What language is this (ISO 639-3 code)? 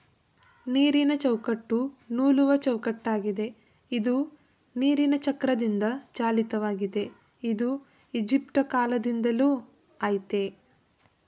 kan